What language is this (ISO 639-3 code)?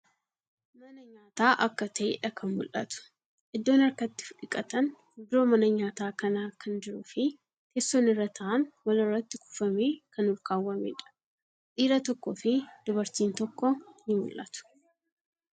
orm